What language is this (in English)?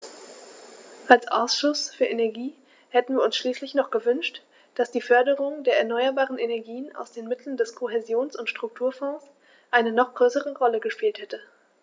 German